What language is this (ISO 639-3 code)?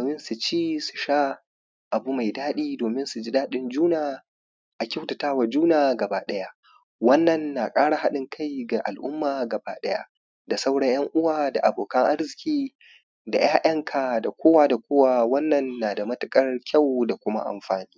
hau